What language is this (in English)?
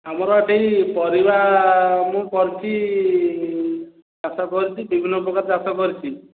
Odia